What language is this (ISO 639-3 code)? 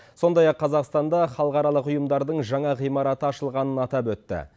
kaz